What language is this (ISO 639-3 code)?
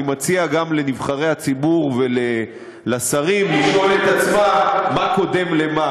heb